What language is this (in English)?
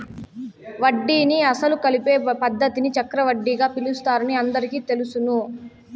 Telugu